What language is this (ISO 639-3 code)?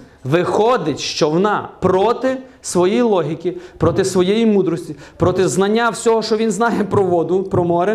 ukr